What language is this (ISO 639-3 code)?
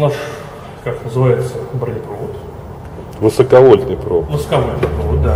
rus